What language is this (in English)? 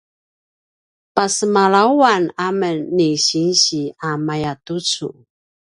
Paiwan